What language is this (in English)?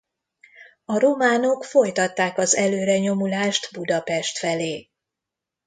Hungarian